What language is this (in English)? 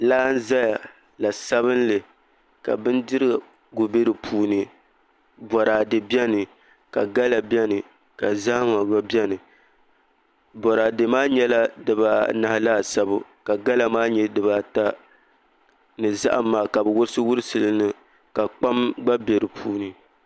Dagbani